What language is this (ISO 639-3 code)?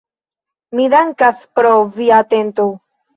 epo